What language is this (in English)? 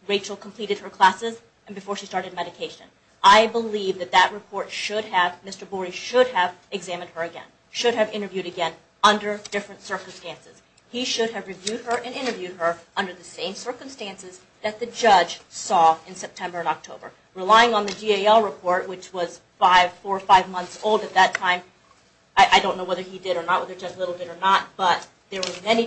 English